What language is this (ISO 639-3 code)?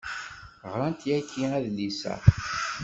kab